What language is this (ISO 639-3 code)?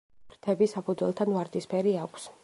kat